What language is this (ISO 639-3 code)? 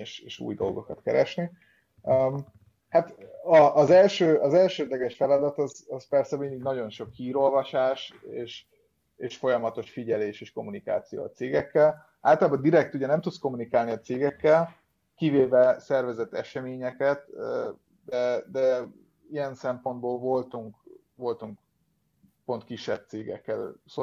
hun